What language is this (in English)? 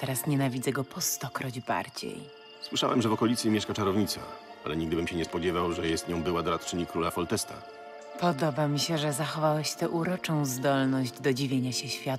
Polish